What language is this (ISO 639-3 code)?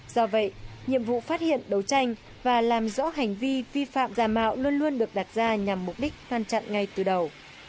vie